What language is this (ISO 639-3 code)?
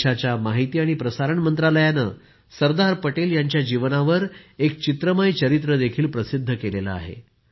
mar